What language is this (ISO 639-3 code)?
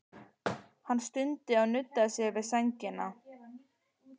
isl